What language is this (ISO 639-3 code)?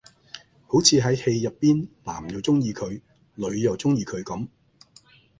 yue